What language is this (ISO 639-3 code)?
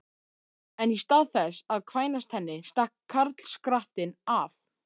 isl